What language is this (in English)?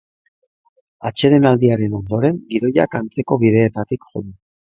Basque